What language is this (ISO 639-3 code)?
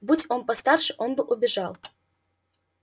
rus